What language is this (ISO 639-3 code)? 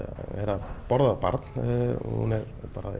isl